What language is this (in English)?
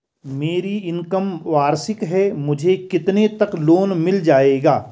Hindi